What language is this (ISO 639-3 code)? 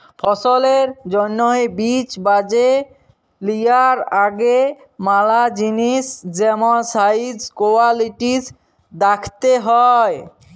ben